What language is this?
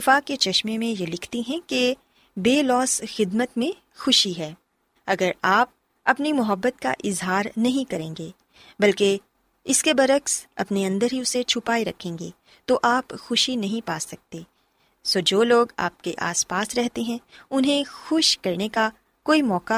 Urdu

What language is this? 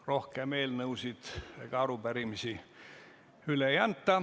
Estonian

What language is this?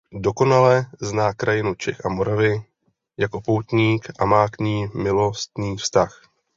Czech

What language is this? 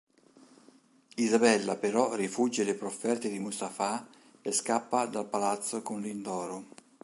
Italian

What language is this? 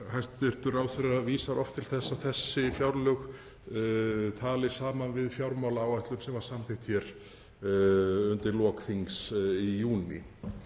Icelandic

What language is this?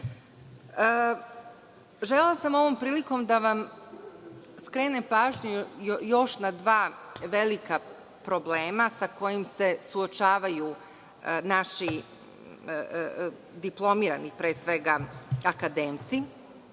Serbian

